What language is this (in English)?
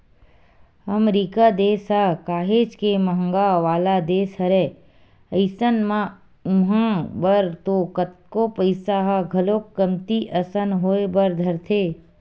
Chhattisgarhi